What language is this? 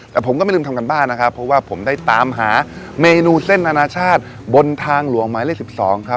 Thai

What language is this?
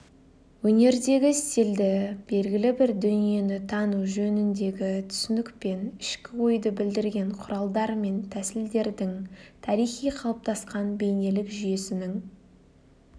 Kazakh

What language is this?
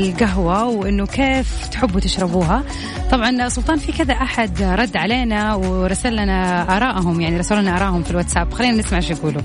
Arabic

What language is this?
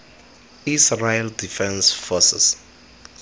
Tswana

